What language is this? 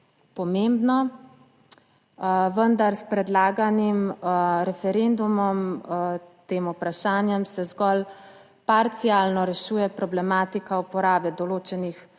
Slovenian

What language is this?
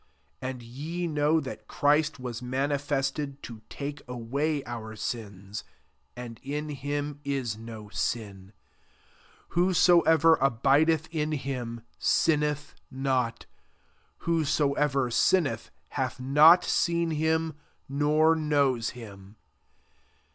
English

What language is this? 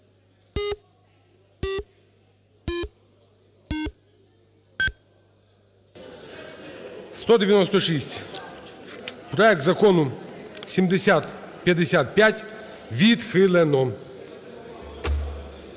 Ukrainian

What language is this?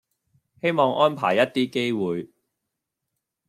Cantonese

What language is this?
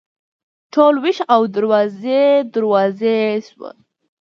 Pashto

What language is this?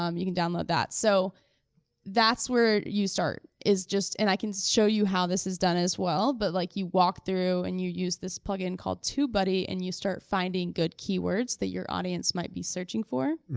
English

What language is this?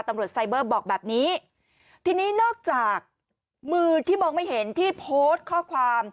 Thai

